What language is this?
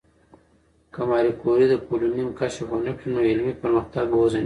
Pashto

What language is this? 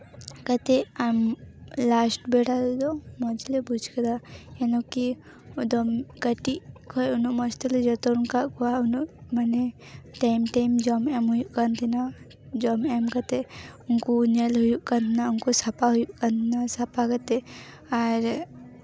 Santali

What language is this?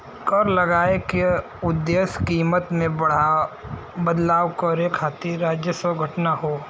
Bhojpuri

